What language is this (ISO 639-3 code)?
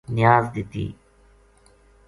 gju